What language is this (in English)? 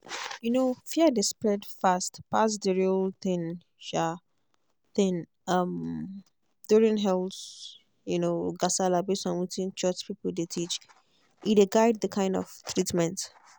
Nigerian Pidgin